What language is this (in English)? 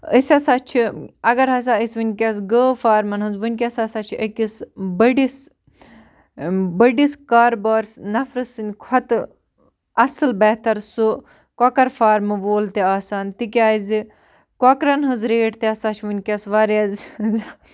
Kashmiri